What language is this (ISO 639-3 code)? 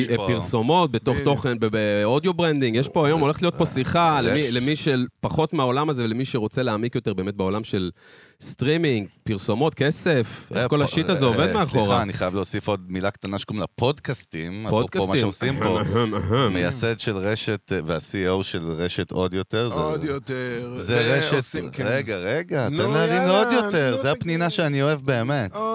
heb